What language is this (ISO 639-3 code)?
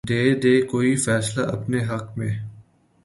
urd